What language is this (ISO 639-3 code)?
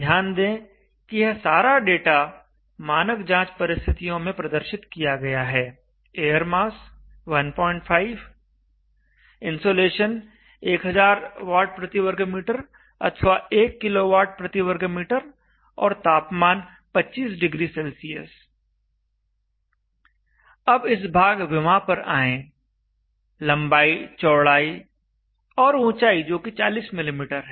hin